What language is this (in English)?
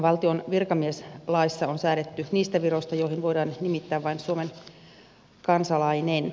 Finnish